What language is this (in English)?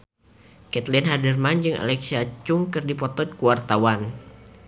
Sundanese